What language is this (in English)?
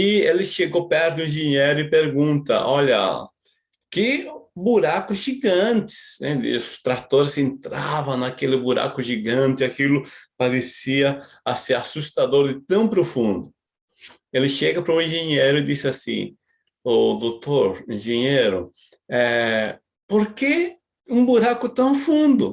Portuguese